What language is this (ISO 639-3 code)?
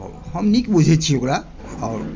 mai